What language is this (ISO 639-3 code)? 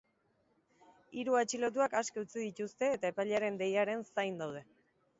eus